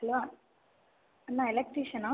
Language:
Tamil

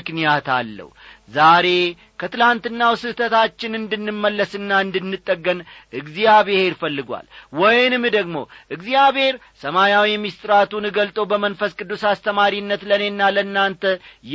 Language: Amharic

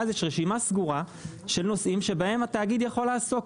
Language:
Hebrew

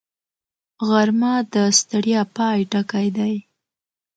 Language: Pashto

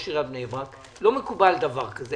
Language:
Hebrew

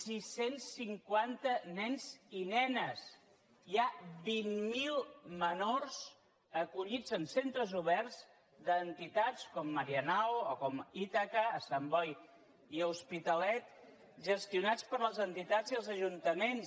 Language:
Catalan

